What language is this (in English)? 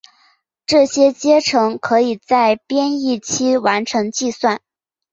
Chinese